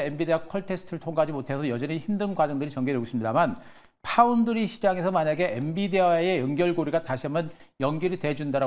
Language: Korean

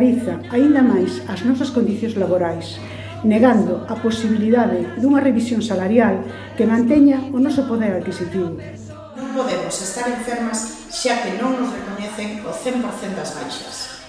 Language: Spanish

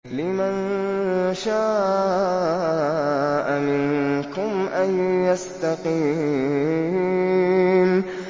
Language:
Arabic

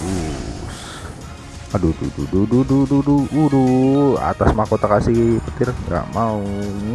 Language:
Indonesian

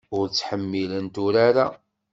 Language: Kabyle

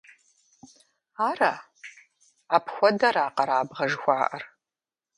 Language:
Kabardian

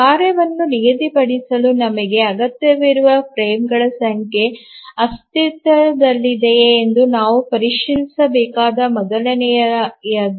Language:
Kannada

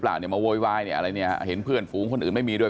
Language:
Thai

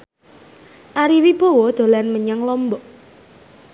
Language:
Javanese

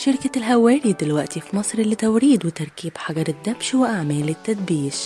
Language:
Arabic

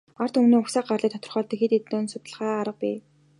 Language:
Mongolian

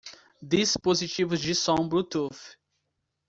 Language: Portuguese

